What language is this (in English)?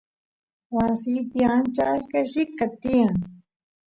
Santiago del Estero Quichua